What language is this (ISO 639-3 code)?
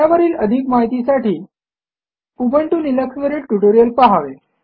mar